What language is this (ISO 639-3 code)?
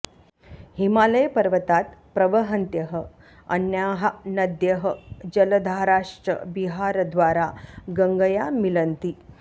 san